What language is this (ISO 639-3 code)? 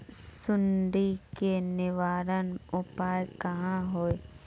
mag